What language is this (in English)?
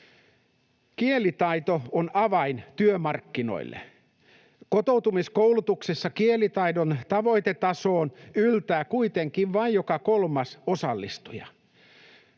Finnish